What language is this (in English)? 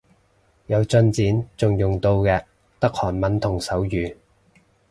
Cantonese